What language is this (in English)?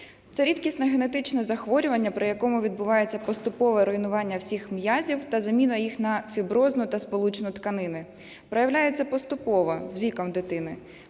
Ukrainian